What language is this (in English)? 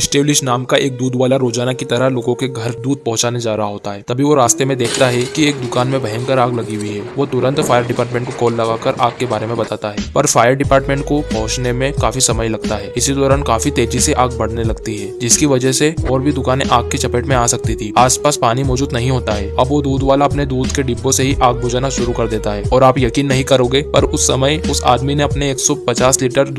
Hindi